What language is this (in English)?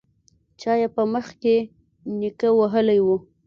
Pashto